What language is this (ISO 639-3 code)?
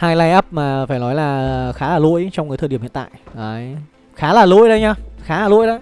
vie